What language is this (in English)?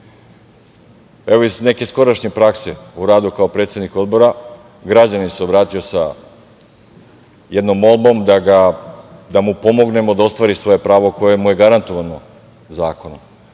Serbian